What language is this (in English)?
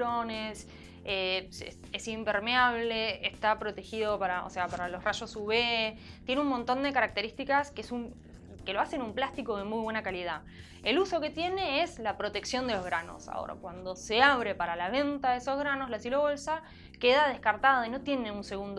Spanish